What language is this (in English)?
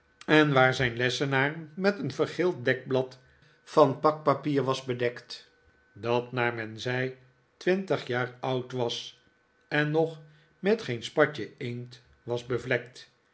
Dutch